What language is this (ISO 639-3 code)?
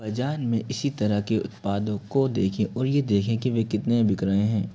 hin